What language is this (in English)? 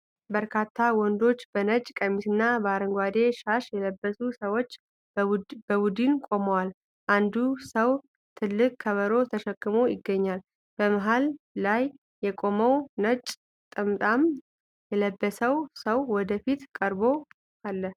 Amharic